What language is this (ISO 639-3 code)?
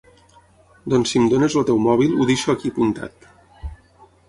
cat